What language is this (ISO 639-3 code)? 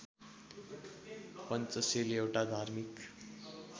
nep